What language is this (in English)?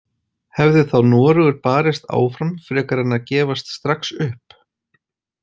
Icelandic